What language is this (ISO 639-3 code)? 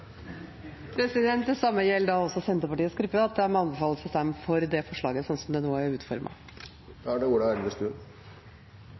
nor